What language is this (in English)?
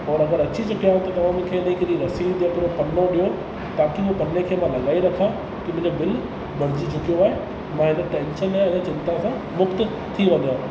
Sindhi